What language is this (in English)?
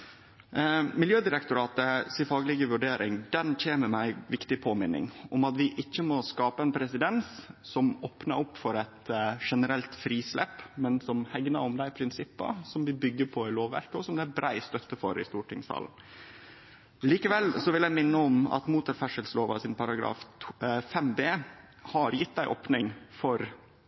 Norwegian Nynorsk